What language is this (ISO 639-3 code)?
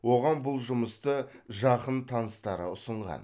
kaz